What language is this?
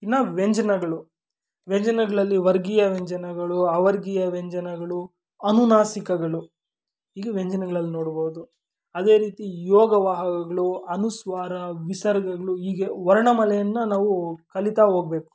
Kannada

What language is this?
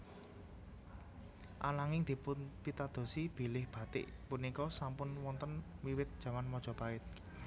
Javanese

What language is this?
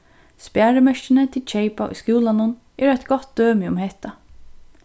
Faroese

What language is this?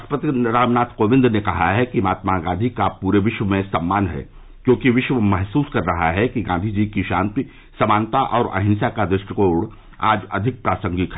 Hindi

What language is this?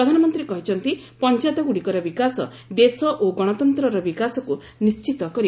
Odia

